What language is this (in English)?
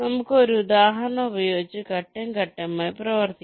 Malayalam